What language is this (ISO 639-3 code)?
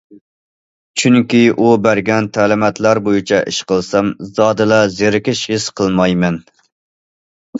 uig